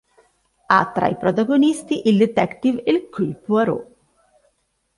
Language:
Italian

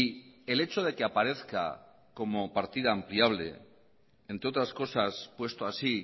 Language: Spanish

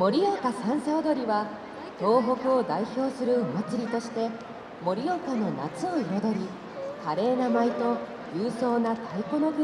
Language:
Japanese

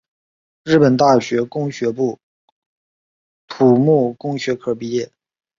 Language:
Chinese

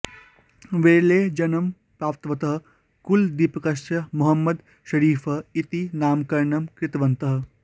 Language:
Sanskrit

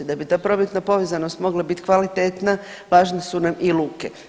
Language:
Croatian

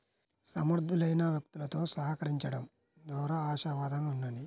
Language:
Telugu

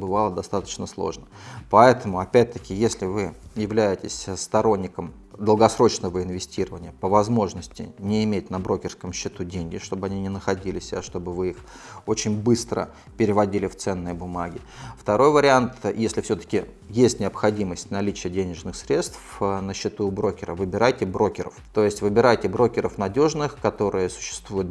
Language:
Russian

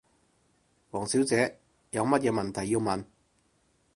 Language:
Cantonese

